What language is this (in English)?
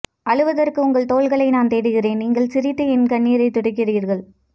Tamil